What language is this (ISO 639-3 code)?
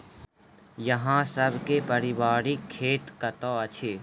mai